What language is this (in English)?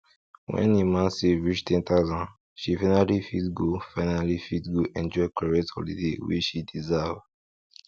Nigerian Pidgin